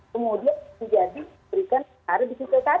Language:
Indonesian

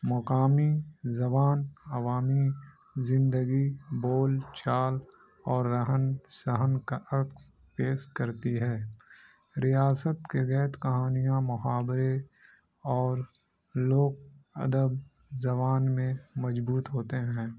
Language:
Urdu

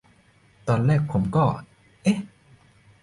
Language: Thai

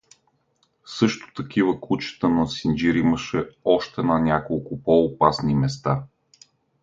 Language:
Bulgarian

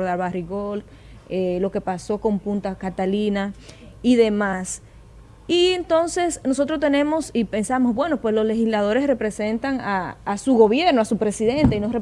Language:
Spanish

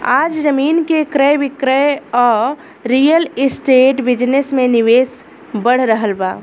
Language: Bhojpuri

